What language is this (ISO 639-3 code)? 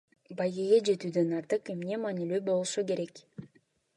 kir